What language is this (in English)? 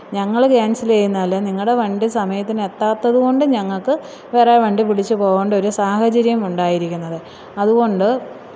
Malayalam